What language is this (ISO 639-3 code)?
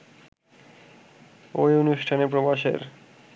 ben